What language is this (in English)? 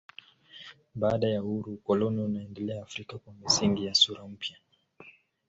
Swahili